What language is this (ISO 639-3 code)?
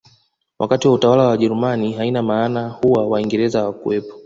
swa